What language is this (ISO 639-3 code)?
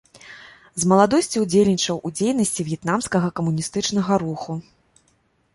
bel